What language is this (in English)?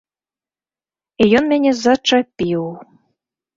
Belarusian